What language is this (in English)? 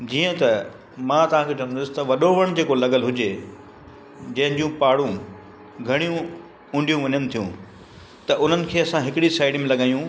Sindhi